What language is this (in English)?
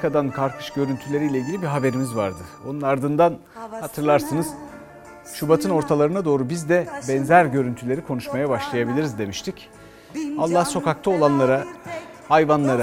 Turkish